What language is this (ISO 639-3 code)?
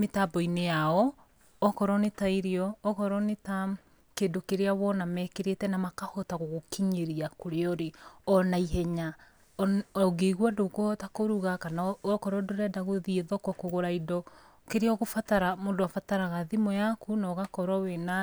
kik